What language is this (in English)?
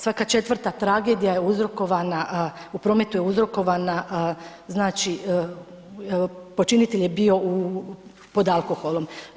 Croatian